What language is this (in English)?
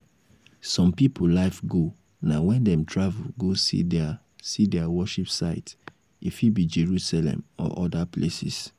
Nigerian Pidgin